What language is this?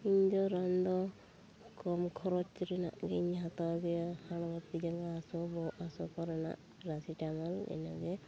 Santali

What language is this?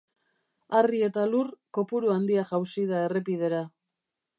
Basque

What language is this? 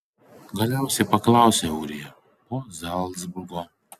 Lithuanian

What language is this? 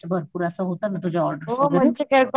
Marathi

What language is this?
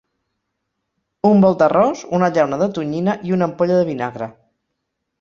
Catalan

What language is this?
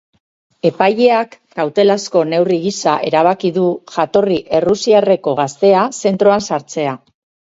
Basque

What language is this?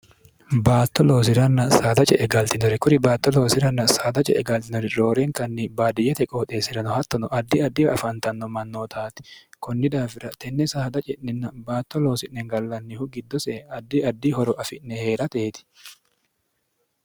Sidamo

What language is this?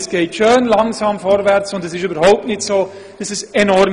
Swiss German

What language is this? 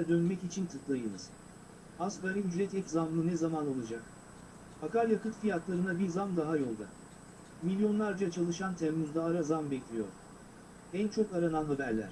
Turkish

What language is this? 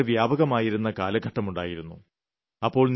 Malayalam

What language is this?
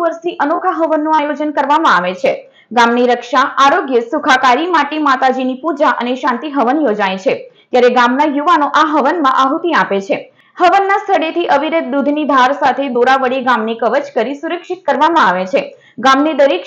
Gujarati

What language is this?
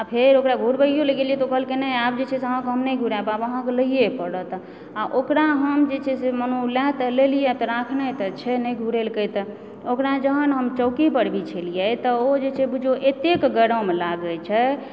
Maithili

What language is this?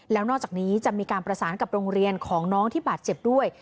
Thai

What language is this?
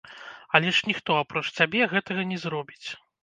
Belarusian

